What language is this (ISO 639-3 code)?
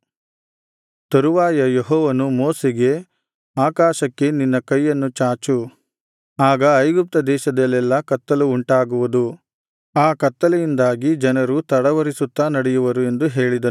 kan